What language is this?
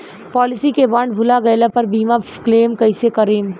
Bhojpuri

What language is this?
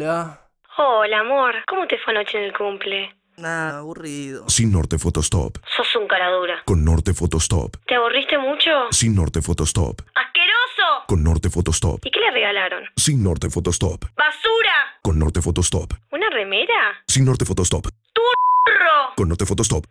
Spanish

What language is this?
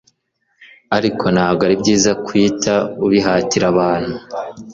Kinyarwanda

